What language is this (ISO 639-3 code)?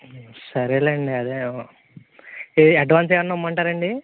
tel